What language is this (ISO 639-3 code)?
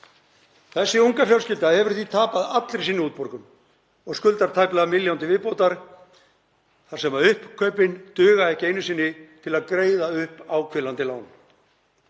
isl